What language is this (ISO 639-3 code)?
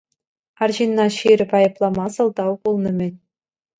chv